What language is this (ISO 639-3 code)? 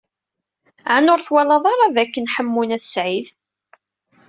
kab